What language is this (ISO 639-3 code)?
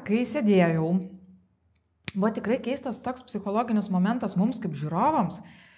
lit